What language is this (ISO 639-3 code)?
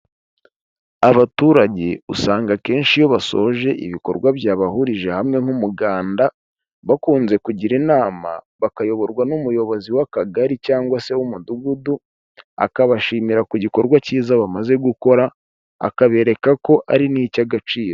kin